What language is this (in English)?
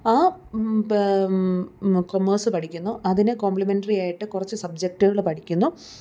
Malayalam